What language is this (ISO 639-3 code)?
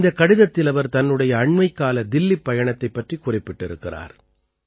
tam